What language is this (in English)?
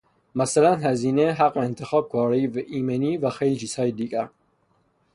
Persian